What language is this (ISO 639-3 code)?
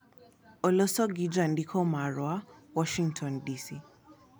luo